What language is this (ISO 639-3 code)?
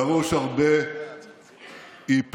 heb